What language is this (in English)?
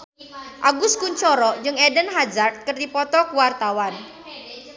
Sundanese